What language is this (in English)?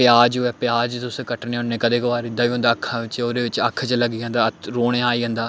Dogri